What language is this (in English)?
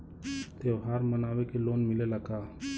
Bhojpuri